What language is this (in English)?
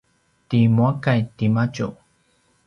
Paiwan